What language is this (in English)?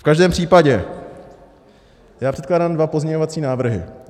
Czech